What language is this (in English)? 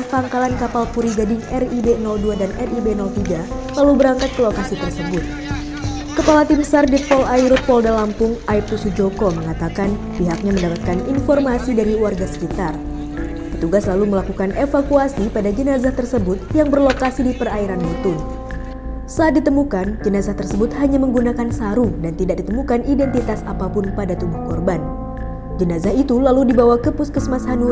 Indonesian